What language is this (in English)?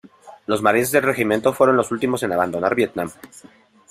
Spanish